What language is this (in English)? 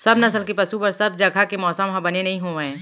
Chhattisgarhi